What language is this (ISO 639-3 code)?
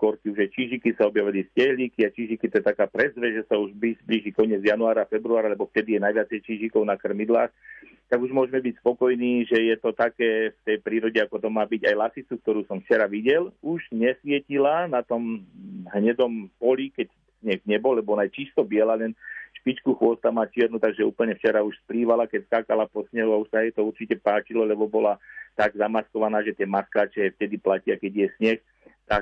slk